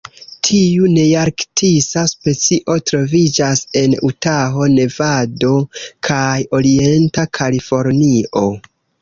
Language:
Esperanto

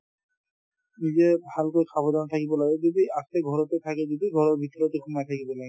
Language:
Assamese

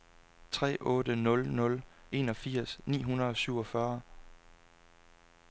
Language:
Danish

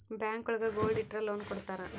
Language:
Kannada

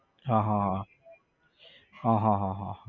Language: Gujarati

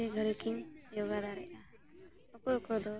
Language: Santali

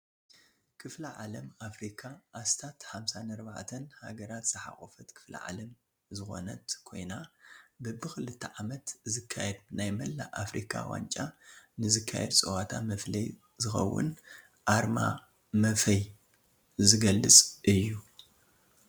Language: Tigrinya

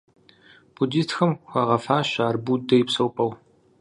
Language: Kabardian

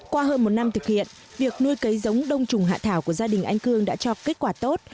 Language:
Vietnamese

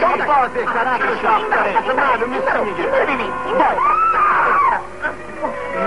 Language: Persian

